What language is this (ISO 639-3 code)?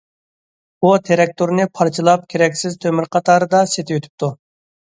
uig